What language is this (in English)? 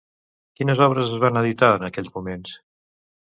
Catalan